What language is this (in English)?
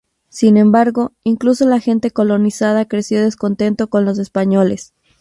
Spanish